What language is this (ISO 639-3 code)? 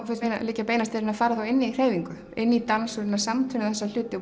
isl